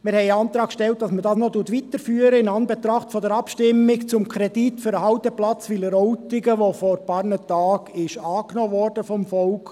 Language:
Swiss German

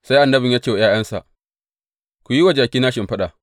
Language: Hausa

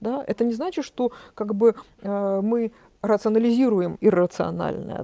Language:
Russian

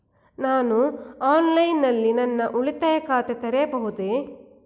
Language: Kannada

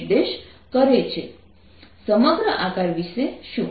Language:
Gujarati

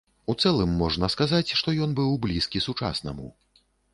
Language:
Belarusian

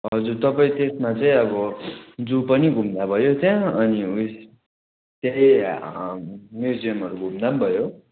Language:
Nepali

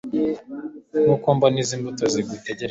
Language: Kinyarwanda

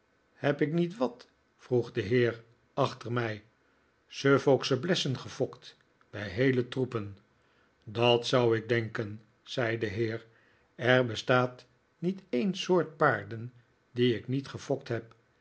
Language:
Dutch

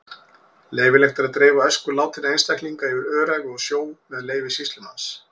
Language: Icelandic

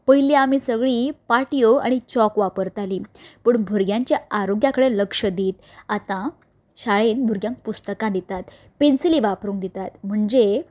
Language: Konkani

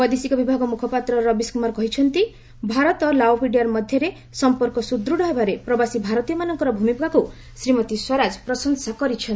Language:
Odia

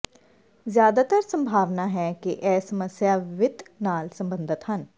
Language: Punjabi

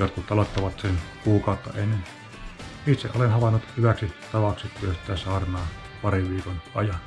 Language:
Finnish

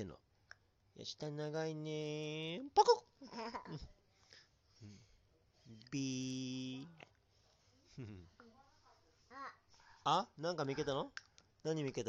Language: Japanese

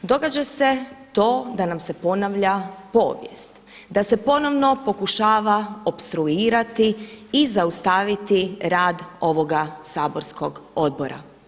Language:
Croatian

